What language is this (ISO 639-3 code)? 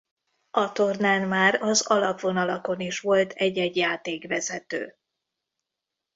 hun